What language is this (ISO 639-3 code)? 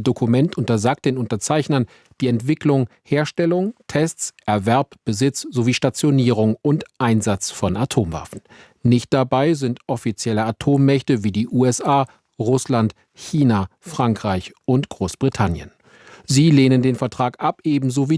deu